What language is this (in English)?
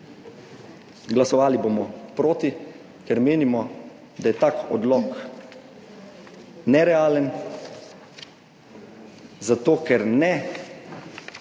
Slovenian